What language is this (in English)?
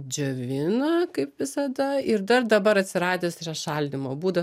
Lithuanian